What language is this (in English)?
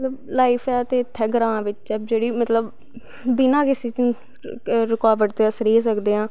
Dogri